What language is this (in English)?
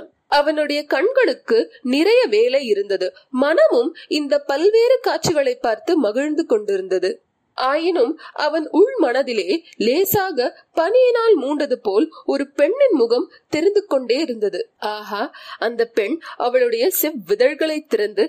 Tamil